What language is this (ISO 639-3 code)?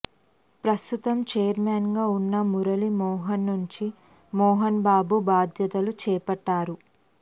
tel